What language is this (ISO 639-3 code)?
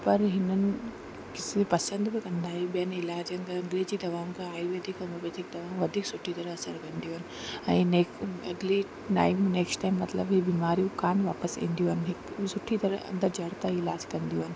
snd